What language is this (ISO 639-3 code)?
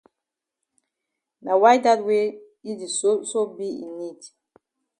wes